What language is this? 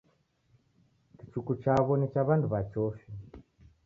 Taita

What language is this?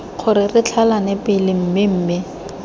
Tswana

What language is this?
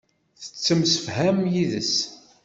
Kabyle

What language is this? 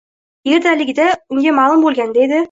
Uzbek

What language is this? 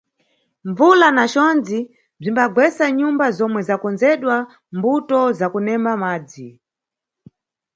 Nyungwe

